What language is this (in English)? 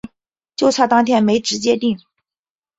Chinese